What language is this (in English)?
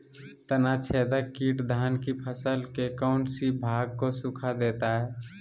Magahi